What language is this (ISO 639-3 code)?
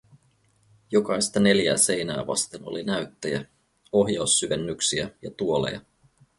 fin